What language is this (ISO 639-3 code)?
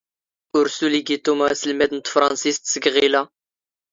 zgh